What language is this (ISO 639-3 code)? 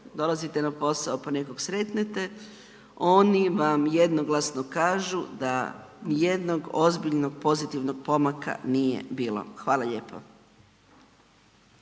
hrv